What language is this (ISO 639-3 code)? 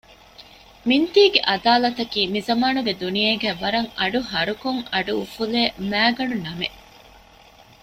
div